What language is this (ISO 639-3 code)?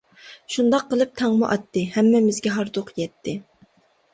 uig